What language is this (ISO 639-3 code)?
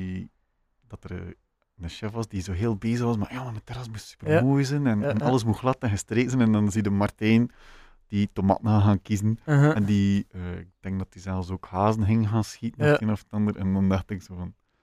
nld